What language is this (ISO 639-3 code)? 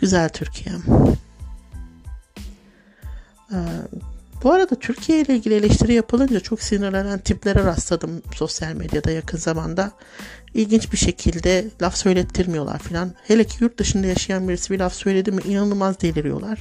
tur